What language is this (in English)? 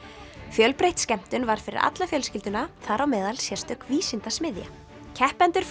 Icelandic